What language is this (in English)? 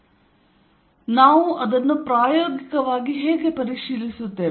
Kannada